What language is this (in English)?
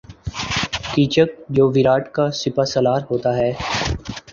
Urdu